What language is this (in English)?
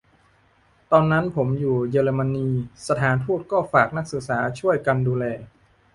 Thai